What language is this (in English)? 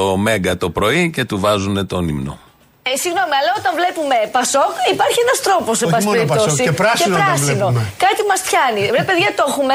Greek